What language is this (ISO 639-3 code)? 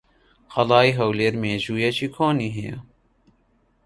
ckb